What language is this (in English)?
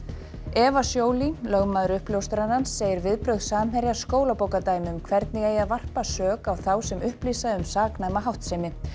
Icelandic